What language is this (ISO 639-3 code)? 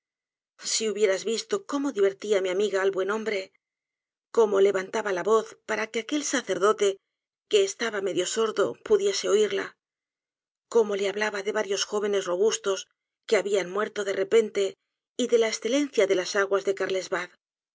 spa